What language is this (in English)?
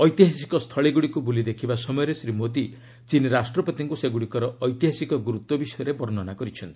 Odia